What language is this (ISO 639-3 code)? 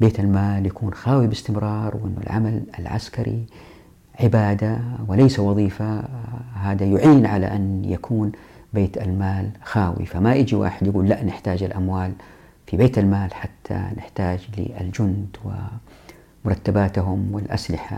ara